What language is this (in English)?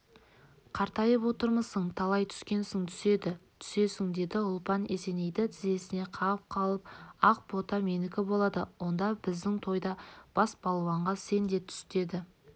Kazakh